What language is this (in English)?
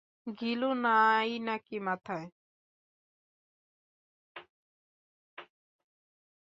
Bangla